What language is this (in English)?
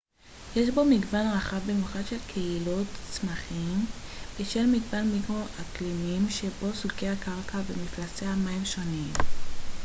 Hebrew